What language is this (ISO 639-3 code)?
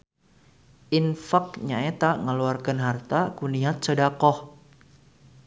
sun